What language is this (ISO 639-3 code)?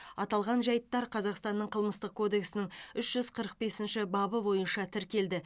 kaz